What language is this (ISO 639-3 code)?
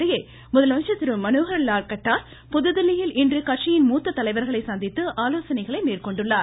tam